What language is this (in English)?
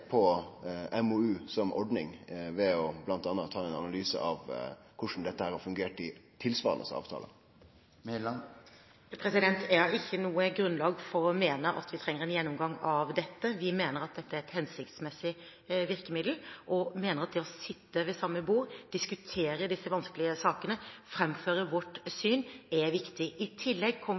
Norwegian